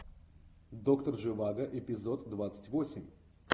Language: Russian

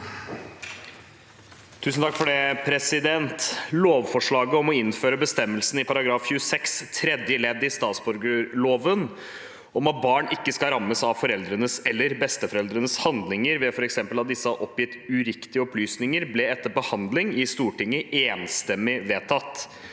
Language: Norwegian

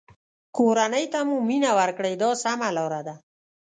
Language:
Pashto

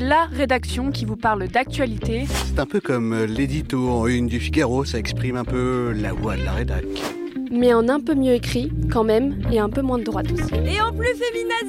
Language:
French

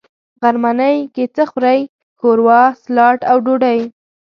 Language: Pashto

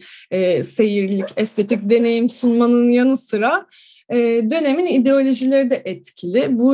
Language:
Turkish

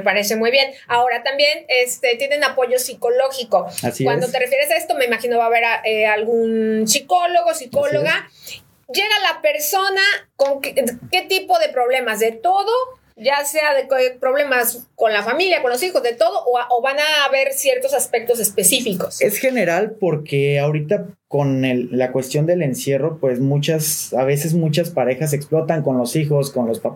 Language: Spanish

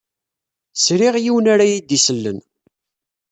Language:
Kabyle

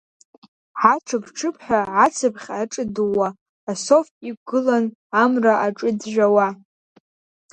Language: Abkhazian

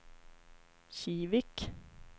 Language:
Swedish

